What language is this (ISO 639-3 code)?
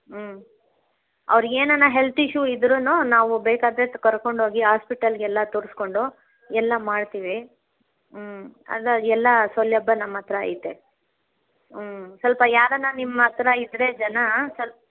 kan